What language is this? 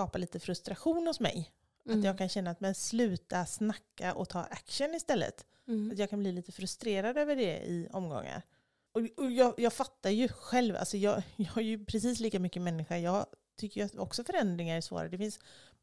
Swedish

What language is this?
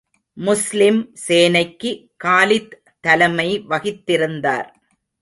Tamil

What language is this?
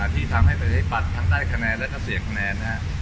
Thai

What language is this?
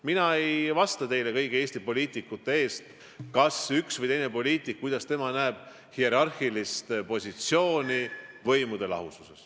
Estonian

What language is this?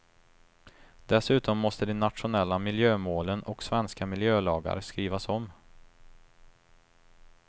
Swedish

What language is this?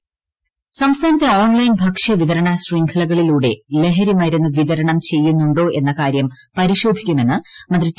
Malayalam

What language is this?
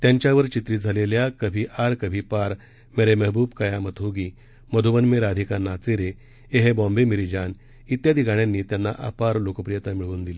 Marathi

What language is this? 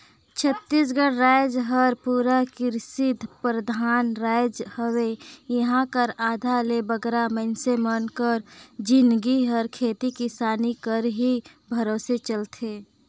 Chhattisgarhi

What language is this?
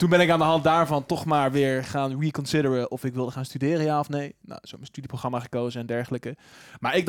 Dutch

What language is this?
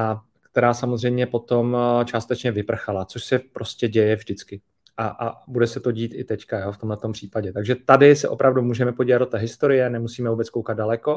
Czech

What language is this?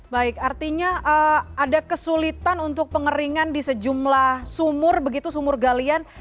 Indonesian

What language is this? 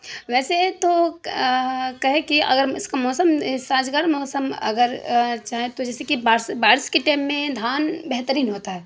Urdu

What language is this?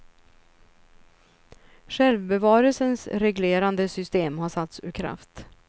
Swedish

